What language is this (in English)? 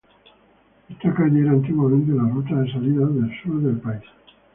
Spanish